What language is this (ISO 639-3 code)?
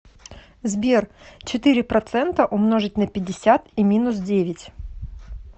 rus